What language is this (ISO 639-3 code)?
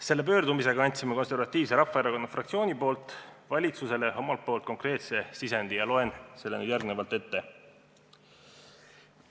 est